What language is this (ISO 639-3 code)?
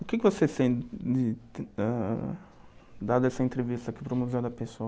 por